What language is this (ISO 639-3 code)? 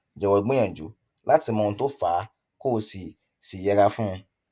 yor